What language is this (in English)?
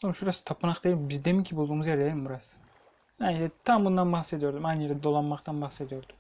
Turkish